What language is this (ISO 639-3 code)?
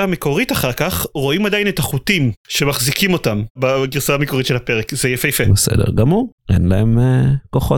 heb